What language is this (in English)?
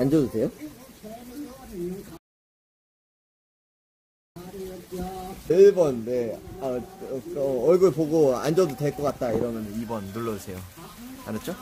Korean